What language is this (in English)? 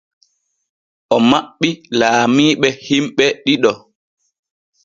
Borgu Fulfulde